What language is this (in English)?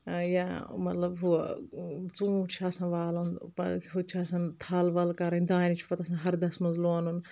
Kashmiri